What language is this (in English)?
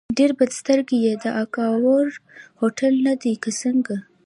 Pashto